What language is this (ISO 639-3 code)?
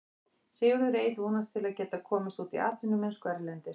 isl